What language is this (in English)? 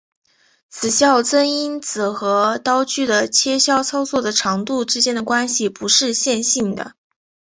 Chinese